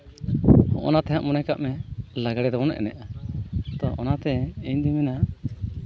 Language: Santali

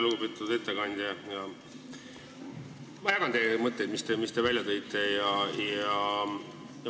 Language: Estonian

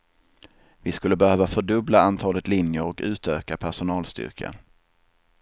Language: Swedish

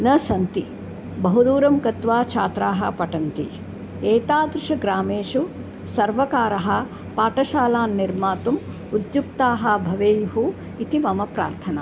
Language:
Sanskrit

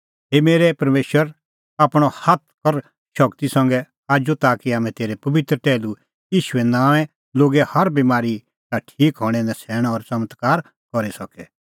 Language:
Kullu Pahari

